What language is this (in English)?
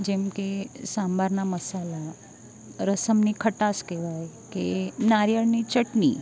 Gujarati